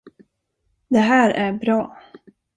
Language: Swedish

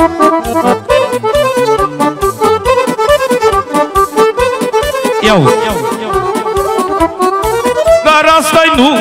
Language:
Romanian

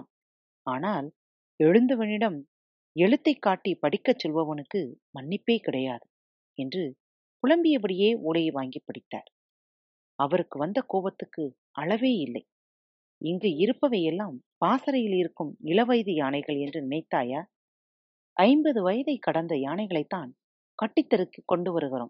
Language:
Tamil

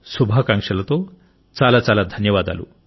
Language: Telugu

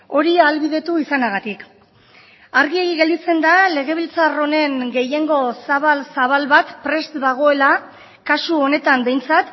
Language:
Basque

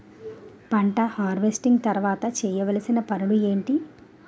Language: Telugu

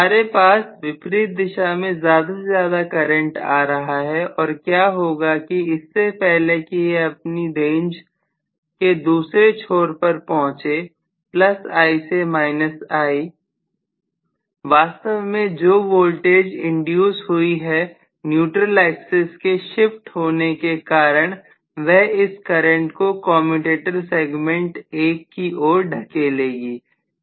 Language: Hindi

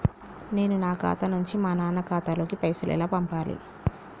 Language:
Telugu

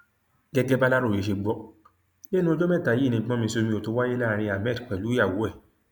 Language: Yoruba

